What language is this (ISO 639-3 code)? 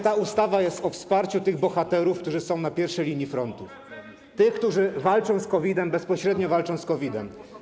pol